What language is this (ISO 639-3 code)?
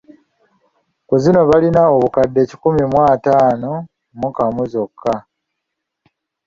lug